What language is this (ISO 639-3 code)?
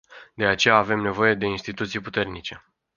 ron